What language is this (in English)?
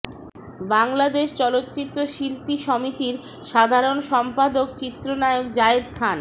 Bangla